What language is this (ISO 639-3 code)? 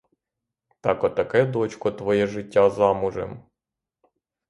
ukr